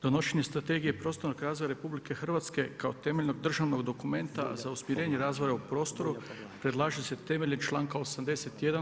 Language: Croatian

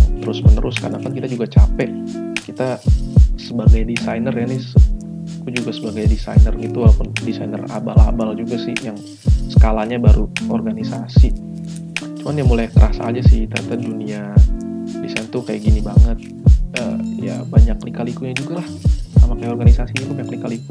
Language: Indonesian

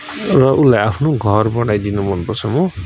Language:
Nepali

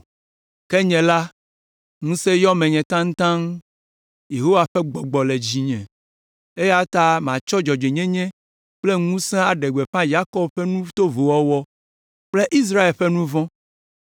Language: Ewe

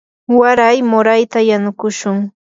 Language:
Yanahuanca Pasco Quechua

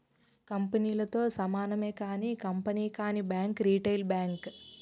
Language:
Telugu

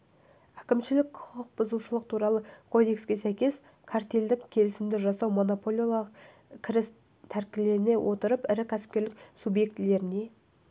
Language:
Kazakh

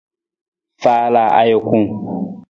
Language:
Nawdm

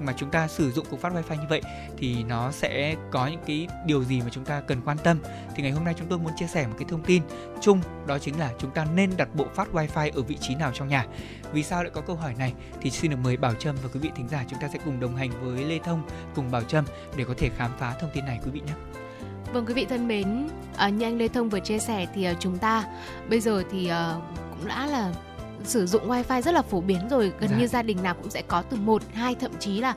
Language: Vietnamese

